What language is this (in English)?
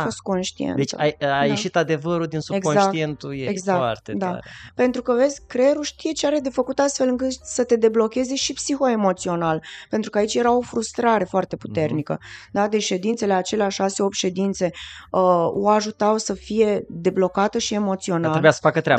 Romanian